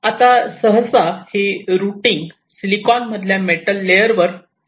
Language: Marathi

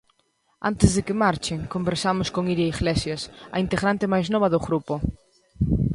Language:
Galician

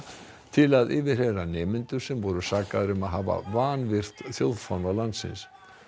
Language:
Icelandic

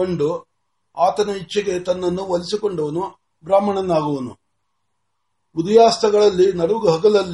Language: Marathi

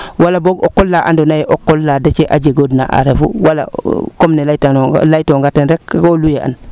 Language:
Serer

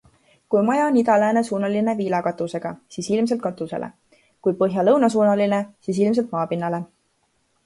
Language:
Estonian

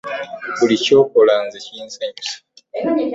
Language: Ganda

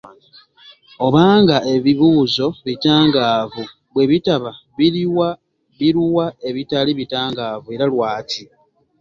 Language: Ganda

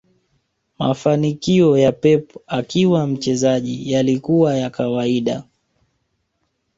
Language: Swahili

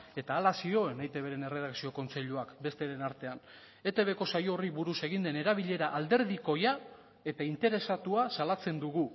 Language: Basque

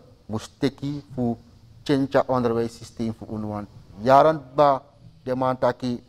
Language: Dutch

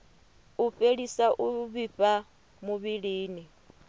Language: Venda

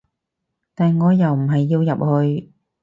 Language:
Cantonese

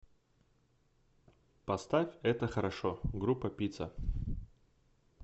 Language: Russian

